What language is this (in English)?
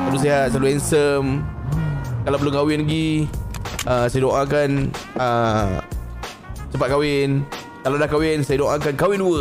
Malay